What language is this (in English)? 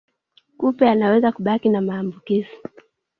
Swahili